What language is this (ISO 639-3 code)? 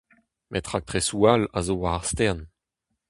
bre